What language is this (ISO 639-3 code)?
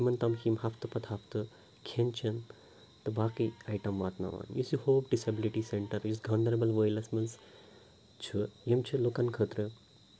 kas